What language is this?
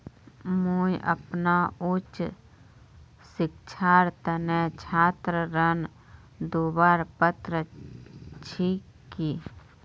Magahi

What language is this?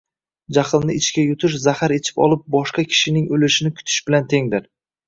Uzbek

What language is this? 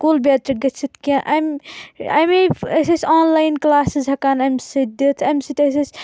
Kashmiri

